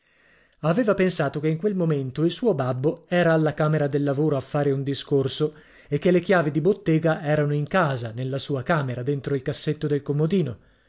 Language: Italian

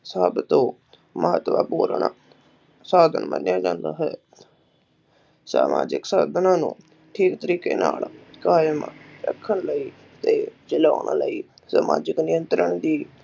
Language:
Punjabi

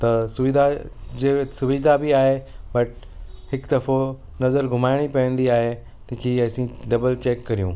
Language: Sindhi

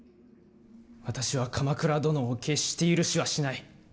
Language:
Japanese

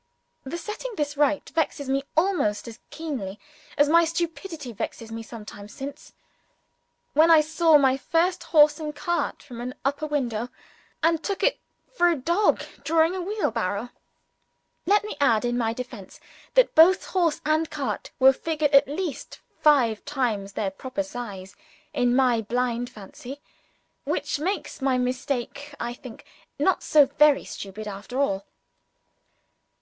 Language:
English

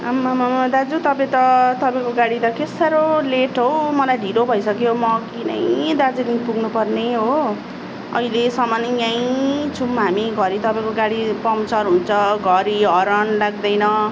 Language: Nepali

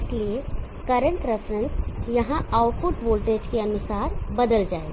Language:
Hindi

